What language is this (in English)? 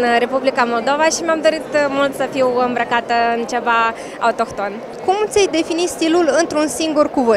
Romanian